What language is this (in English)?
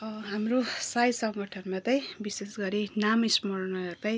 Nepali